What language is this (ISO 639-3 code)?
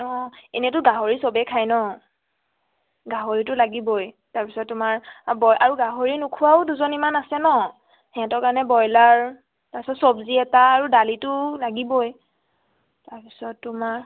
asm